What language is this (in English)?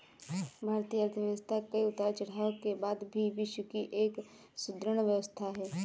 Hindi